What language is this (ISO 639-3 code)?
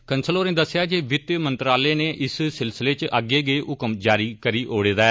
doi